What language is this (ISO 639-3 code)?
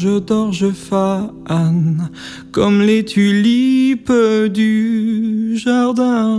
fra